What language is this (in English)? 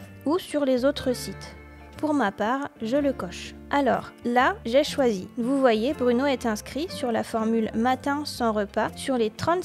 French